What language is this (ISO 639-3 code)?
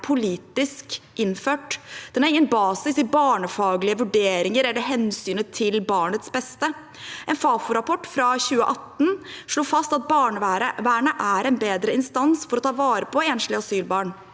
nor